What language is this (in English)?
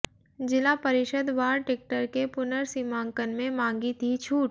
Hindi